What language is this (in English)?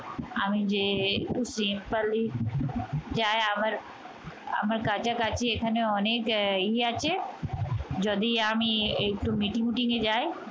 Bangla